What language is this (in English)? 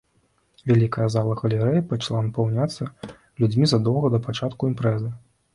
Belarusian